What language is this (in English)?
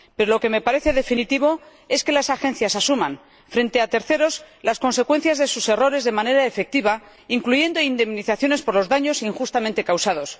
Spanish